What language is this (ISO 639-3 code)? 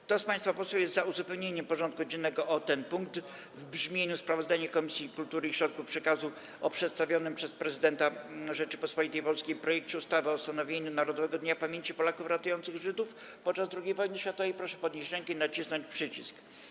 pol